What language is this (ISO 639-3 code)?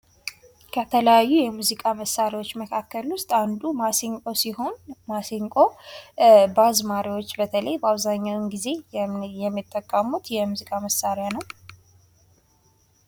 amh